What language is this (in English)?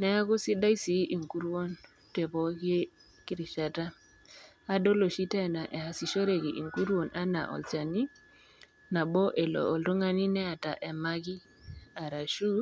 Masai